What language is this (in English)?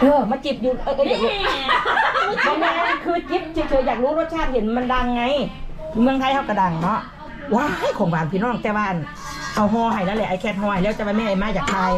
Thai